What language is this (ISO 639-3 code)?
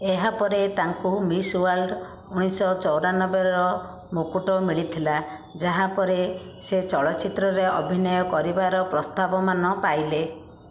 ori